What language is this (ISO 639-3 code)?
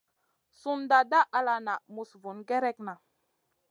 mcn